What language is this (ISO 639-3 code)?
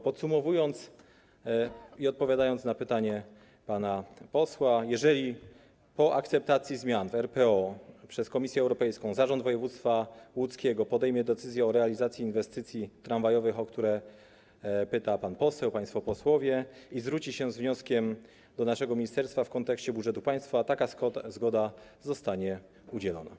pol